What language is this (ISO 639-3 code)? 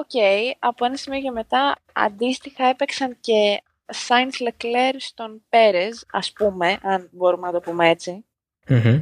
ell